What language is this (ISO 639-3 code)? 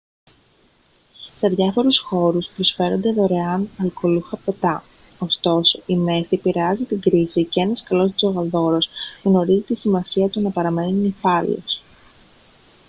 ell